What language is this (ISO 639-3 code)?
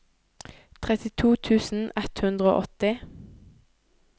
nor